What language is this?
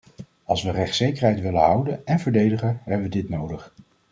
Dutch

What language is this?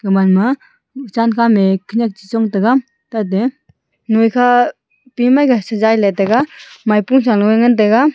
Wancho Naga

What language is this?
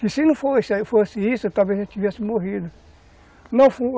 Portuguese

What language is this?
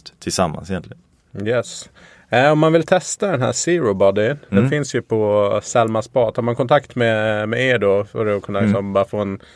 Swedish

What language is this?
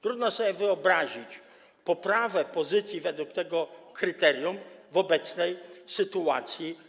Polish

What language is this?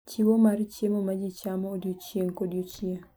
Luo (Kenya and Tanzania)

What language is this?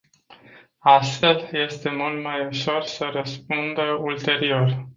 Romanian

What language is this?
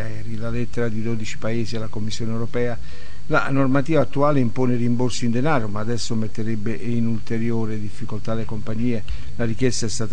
Italian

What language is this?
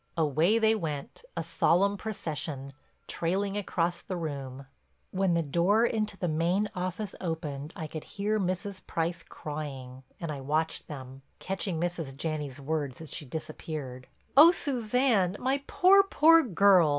English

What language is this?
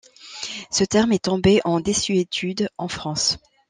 French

